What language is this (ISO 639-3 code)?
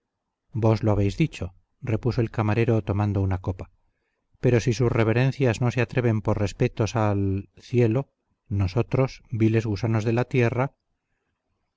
spa